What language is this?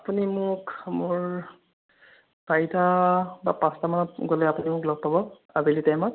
Assamese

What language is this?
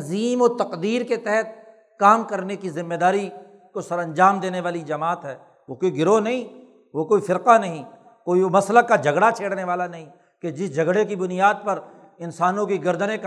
Urdu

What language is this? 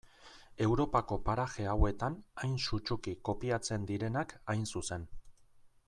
Basque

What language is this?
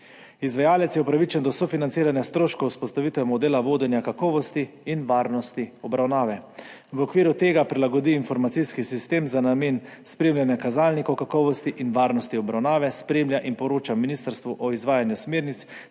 Slovenian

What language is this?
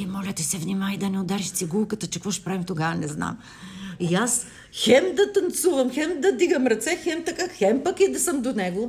Bulgarian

